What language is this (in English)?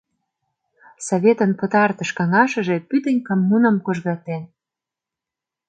Mari